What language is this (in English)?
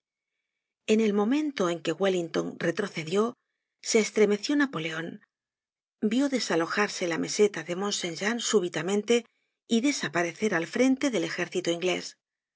Spanish